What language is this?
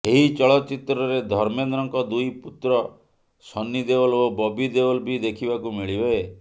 Odia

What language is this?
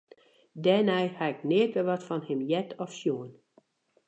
Western Frisian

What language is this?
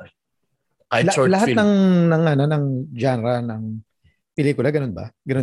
Filipino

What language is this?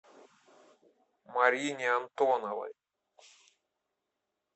Russian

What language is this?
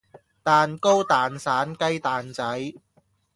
Cantonese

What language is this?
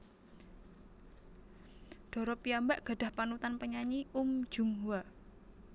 Javanese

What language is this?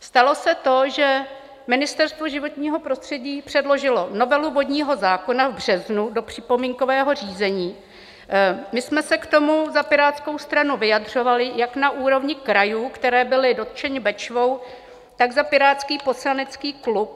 Czech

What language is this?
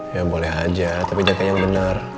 Indonesian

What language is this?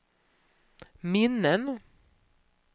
Swedish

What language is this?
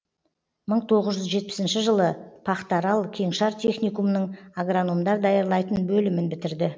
Kazakh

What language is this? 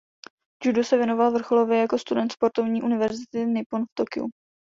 Czech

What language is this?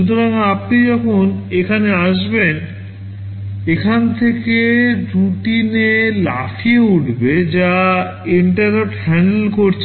Bangla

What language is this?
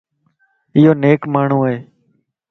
Lasi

